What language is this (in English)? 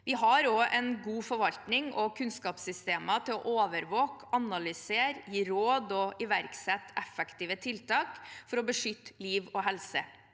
Norwegian